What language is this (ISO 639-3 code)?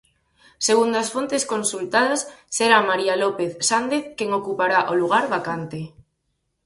glg